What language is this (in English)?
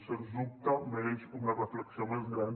Catalan